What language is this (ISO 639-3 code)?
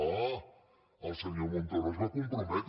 cat